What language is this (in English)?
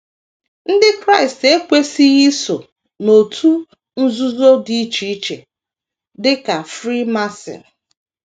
Igbo